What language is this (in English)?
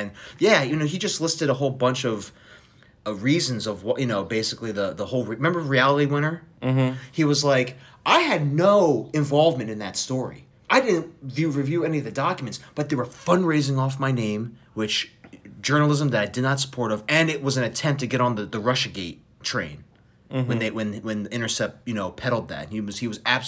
English